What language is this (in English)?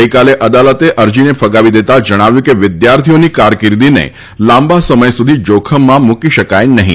Gujarati